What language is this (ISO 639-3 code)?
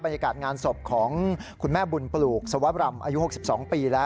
tha